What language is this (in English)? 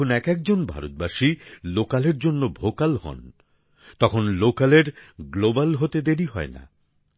Bangla